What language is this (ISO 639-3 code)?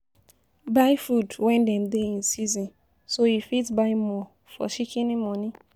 pcm